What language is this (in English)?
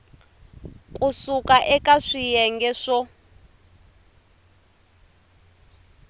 Tsonga